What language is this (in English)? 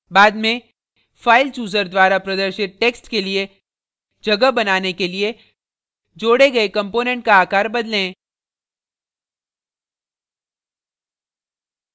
Hindi